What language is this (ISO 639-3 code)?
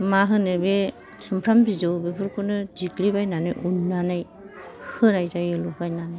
brx